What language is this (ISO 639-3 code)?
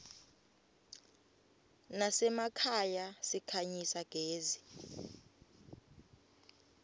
ssw